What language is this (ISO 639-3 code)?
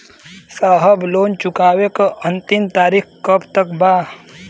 bho